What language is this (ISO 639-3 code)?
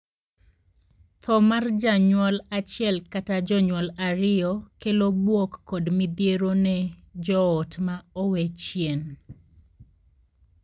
luo